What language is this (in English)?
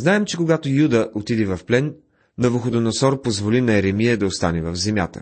Bulgarian